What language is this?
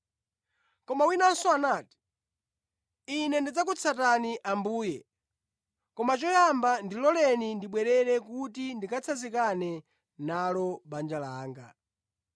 Nyanja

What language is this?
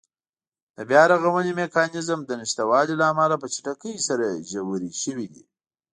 Pashto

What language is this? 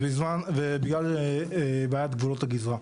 Hebrew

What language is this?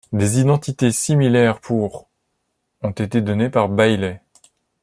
French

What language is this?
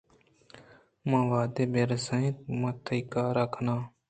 Eastern Balochi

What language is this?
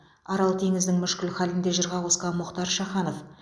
Kazakh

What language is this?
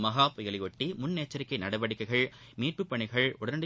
Tamil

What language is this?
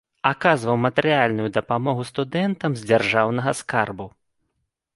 Belarusian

